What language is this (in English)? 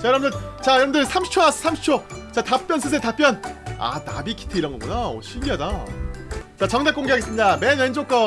Korean